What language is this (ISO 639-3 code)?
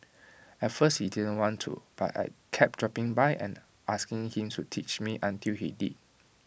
eng